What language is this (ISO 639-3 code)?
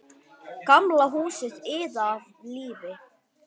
isl